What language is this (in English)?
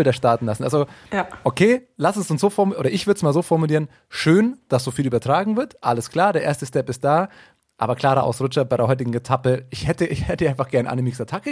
German